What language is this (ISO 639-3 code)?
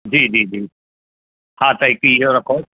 snd